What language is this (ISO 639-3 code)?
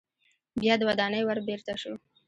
pus